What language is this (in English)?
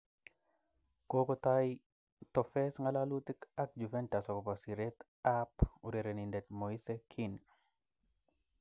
Kalenjin